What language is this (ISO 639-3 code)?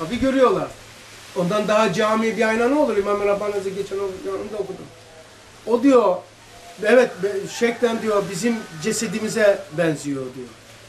tur